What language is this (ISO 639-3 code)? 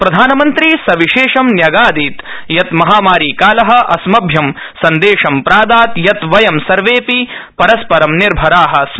san